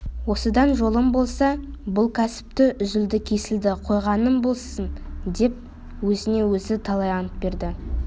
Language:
Kazakh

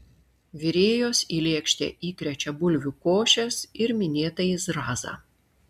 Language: Lithuanian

